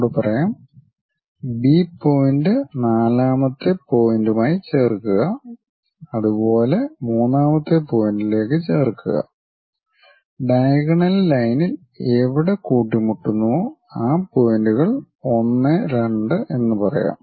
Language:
Malayalam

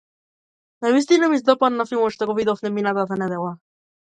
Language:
Macedonian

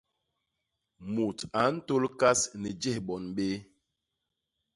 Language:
Basaa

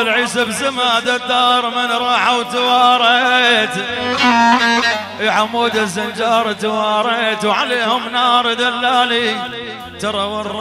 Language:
Arabic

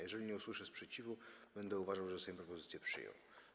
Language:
Polish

